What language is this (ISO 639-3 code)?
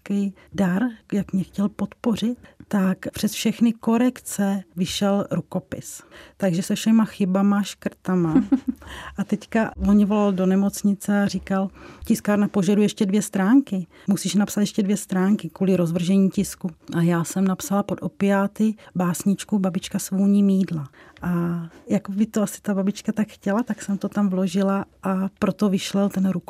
ces